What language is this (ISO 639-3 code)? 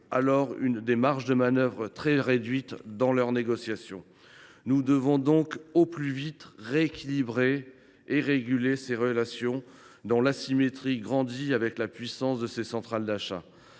fra